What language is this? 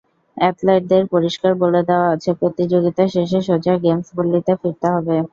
Bangla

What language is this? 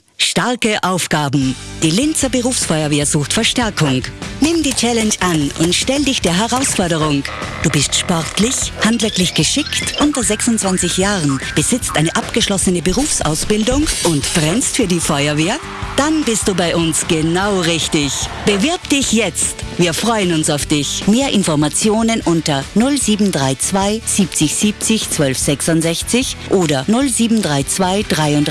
German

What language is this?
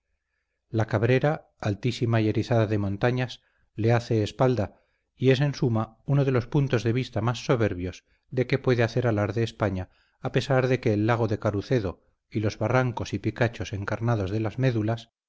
Spanish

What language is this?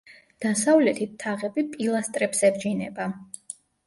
Georgian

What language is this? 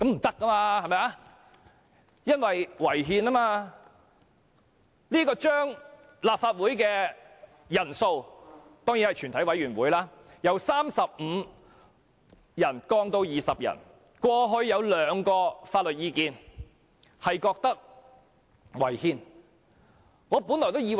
Cantonese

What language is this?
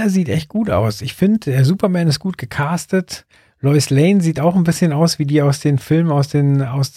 German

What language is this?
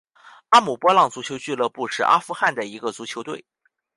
Chinese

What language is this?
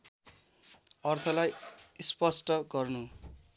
Nepali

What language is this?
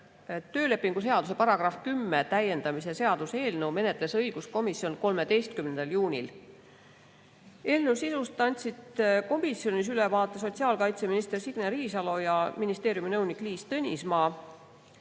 Estonian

